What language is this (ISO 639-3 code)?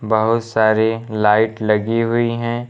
hin